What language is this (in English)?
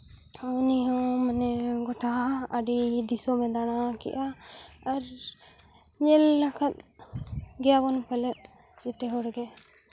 Santali